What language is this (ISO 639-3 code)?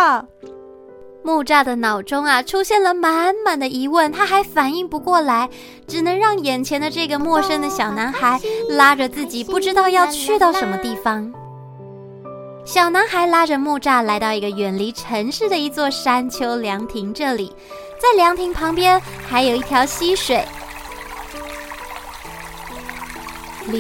zho